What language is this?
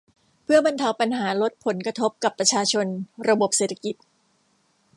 Thai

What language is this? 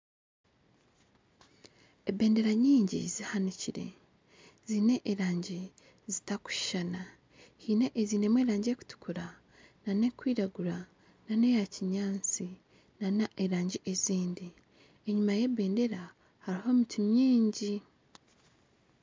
Nyankole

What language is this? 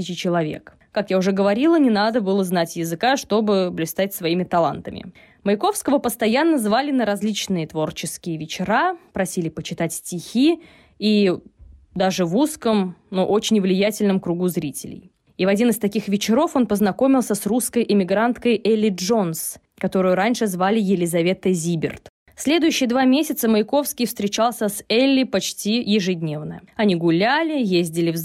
Russian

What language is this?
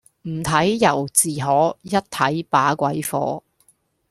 Cantonese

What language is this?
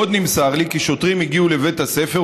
Hebrew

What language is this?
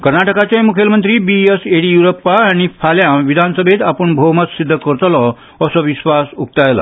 Konkani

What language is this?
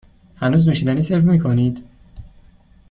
Persian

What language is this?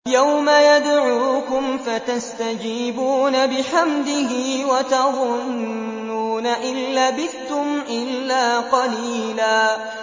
Arabic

